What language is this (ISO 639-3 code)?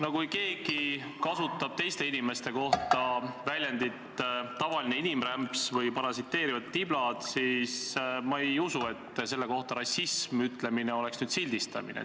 est